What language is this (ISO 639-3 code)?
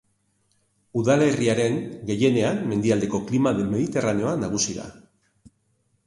eus